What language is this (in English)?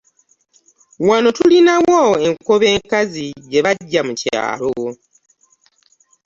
Ganda